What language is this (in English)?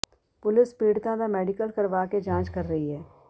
Punjabi